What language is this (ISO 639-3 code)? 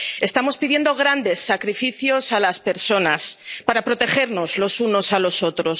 spa